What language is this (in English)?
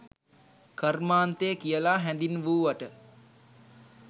Sinhala